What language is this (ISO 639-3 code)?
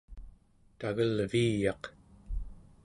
esu